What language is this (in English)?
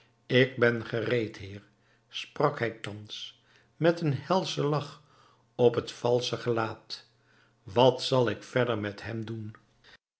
Dutch